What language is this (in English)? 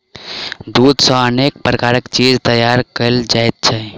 Maithili